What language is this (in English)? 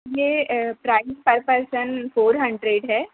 Urdu